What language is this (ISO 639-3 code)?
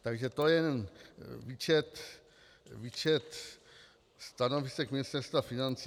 ces